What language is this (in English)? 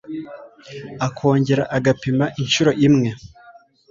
Kinyarwanda